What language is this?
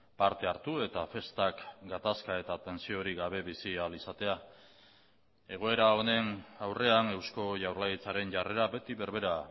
Basque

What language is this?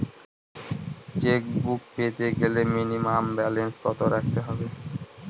Bangla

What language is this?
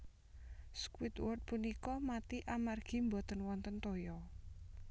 Javanese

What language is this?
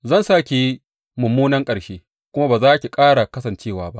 Hausa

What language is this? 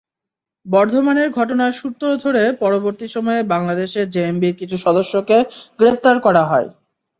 Bangla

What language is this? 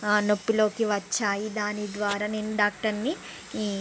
Telugu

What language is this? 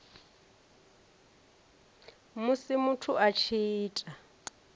Venda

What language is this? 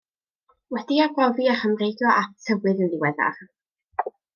Welsh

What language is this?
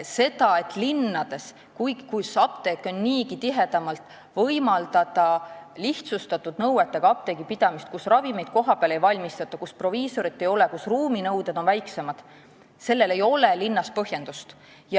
Estonian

